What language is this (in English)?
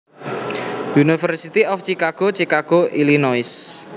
Javanese